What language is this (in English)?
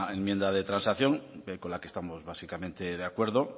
Spanish